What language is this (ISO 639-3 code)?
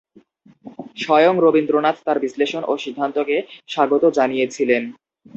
ben